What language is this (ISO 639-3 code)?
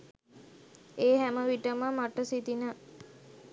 sin